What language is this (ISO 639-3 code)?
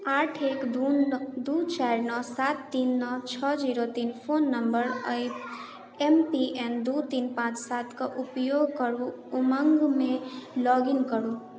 mai